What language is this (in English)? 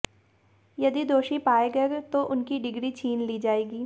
Hindi